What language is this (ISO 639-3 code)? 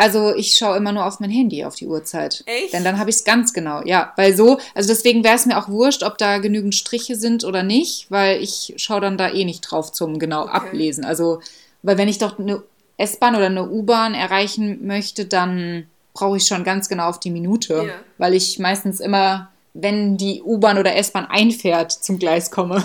deu